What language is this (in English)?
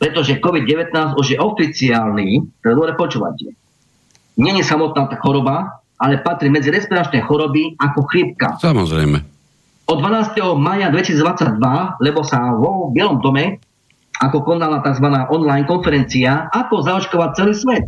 Slovak